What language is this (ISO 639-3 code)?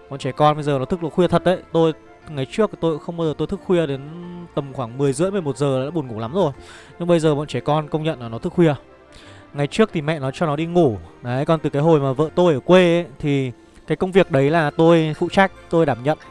vie